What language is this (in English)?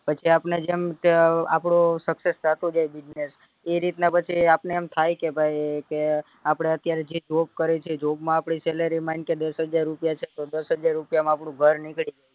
Gujarati